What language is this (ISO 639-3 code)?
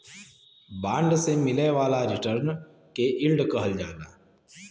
bho